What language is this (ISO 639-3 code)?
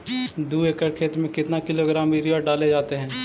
mag